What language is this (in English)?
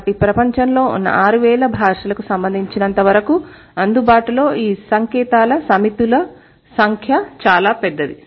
Telugu